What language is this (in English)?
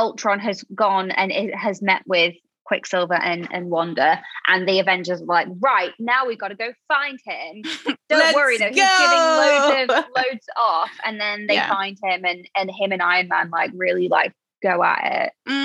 English